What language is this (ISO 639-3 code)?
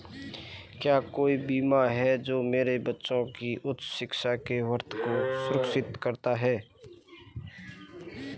hin